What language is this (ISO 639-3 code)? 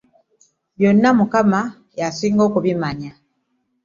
lug